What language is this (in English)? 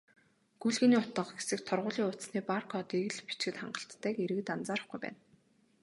Mongolian